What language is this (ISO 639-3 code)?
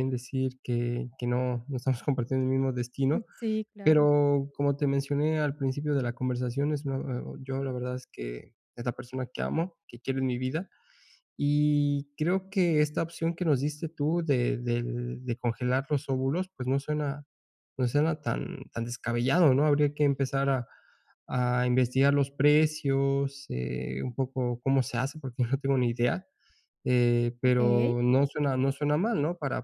spa